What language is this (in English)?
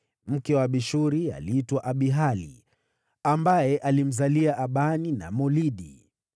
Swahili